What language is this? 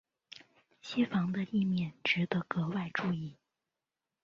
Chinese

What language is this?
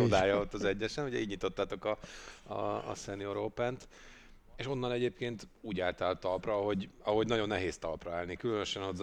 Hungarian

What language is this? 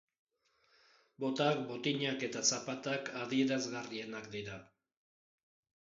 Basque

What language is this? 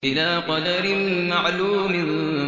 Arabic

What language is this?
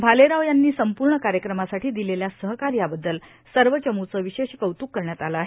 Marathi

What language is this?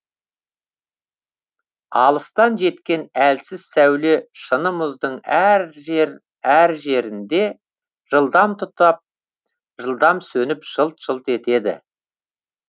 Kazakh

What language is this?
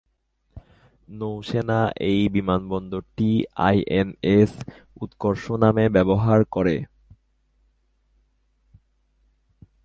Bangla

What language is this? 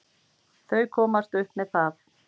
Icelandic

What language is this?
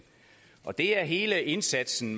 Danish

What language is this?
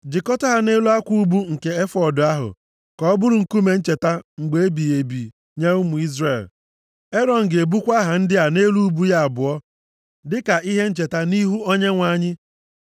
Igbo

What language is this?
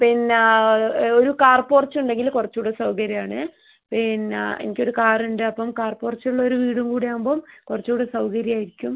Malayalam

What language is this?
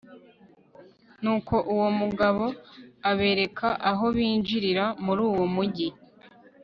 Kinyarwanda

